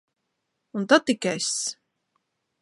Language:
Latvian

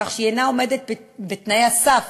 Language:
Hebrew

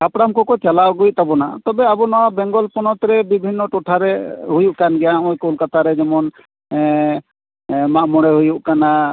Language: Santali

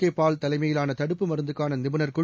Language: Tamil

